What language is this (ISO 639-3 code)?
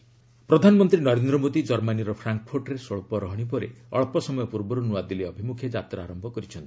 ori